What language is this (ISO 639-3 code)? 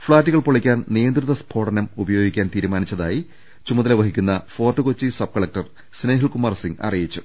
mal